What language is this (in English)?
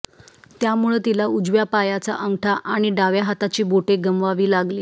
Marathi